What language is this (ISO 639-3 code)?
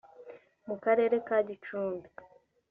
kin